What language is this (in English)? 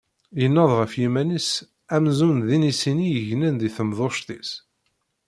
Kabyle